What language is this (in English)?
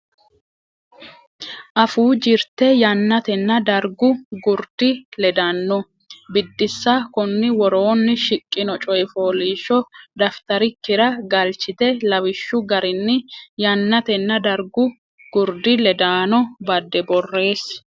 Sidamo